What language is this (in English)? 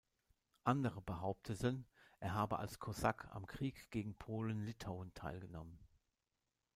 German